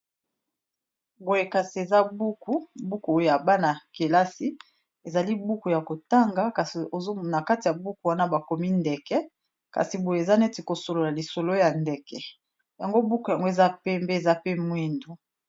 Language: Lingala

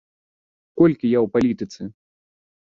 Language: Belarusian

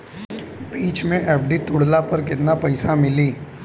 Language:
Bhojpuri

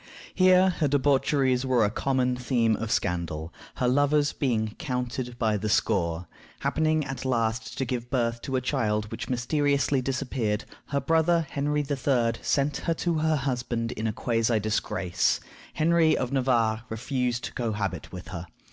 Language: English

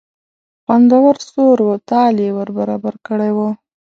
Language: Pashto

